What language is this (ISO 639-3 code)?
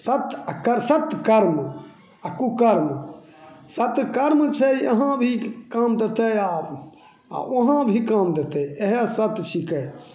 mai